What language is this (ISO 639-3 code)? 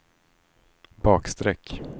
swe